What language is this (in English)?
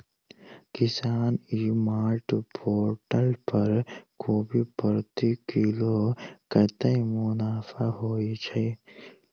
Maithili